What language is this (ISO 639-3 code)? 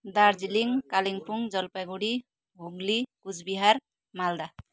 nep